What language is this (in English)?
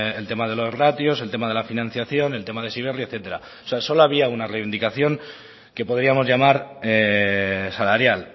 Spanish